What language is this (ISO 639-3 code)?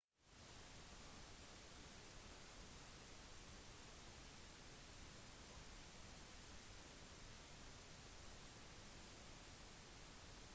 nob